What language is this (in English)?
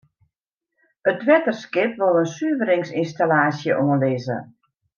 Western Frisian